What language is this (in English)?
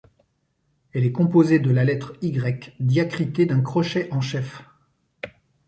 French